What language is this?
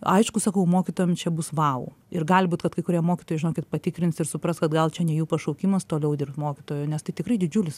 Lithuanian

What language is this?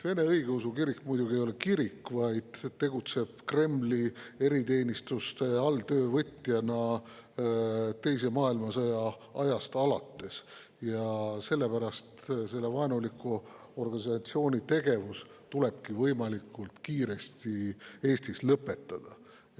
Estonian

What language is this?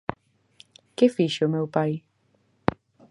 Galician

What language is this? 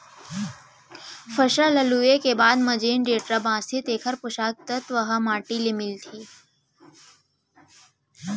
Chhattisgarhi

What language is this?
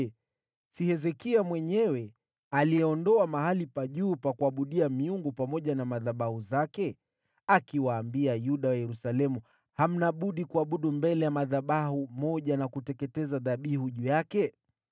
Swahili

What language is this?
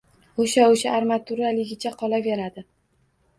Uzbek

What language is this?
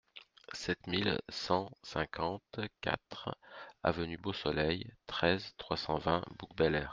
French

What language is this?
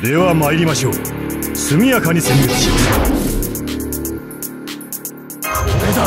Japanese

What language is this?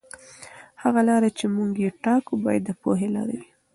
Pashto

